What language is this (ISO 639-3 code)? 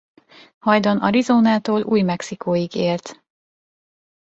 hun